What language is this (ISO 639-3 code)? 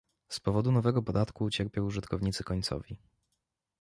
pol